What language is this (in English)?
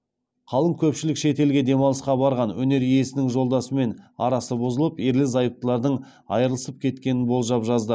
Kazakh